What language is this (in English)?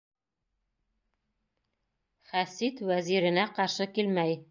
Bashkir